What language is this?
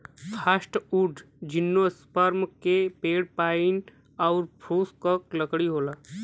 Bhojpuri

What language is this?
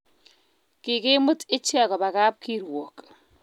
Kalenjin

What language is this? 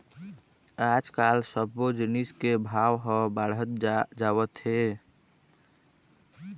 Chhattisgarhi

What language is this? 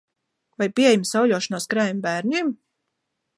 Latvian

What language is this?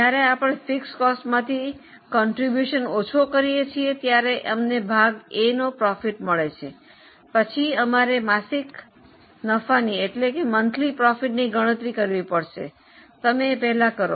Gujarati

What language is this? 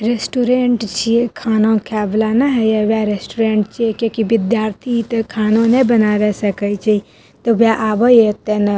Maithili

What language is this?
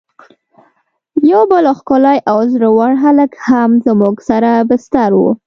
Pashto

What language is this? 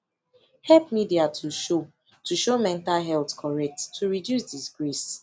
Nigerian Pidgin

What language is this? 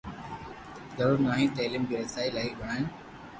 Loarki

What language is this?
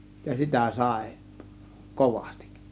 Finnish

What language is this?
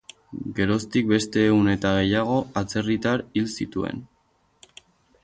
Basque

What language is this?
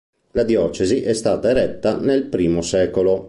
Italian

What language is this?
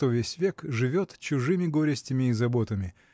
Russian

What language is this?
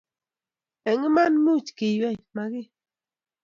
Kalenjin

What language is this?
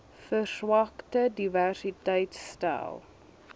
Afrikaans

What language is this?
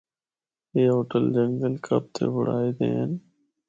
Northern Hindko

